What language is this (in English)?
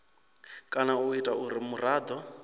Venda